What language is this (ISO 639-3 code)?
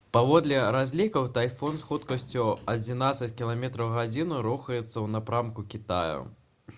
bel